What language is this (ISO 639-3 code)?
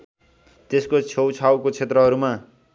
nep